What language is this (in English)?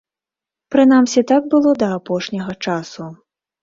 Belarusian